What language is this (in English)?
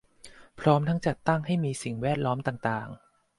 Thai